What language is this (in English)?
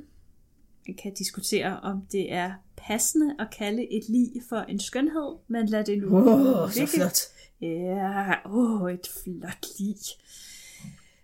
Danish